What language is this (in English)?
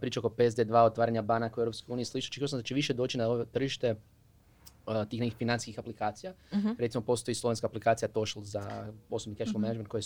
Croatian